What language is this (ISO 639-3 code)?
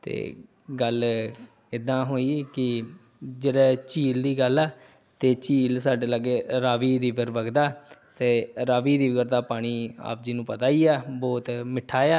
pan